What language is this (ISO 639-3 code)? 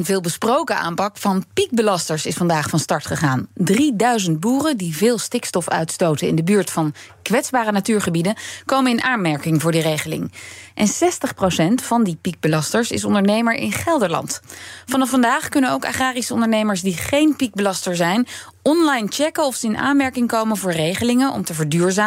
nld